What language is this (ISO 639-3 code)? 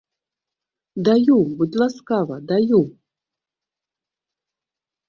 bel